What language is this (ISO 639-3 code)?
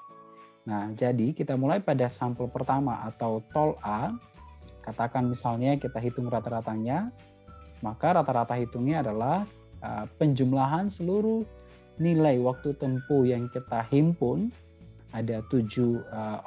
ind